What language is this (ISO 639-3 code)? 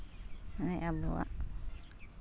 sat